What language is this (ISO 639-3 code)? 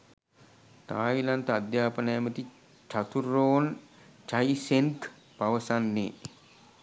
sin